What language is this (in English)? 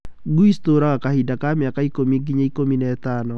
Kikuyu